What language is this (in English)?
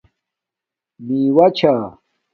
Domaaki